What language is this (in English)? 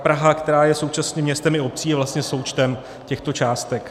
Czech